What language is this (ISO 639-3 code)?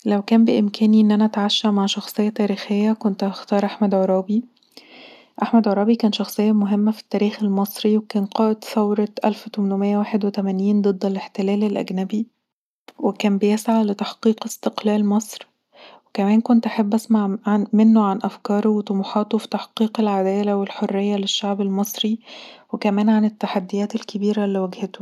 arz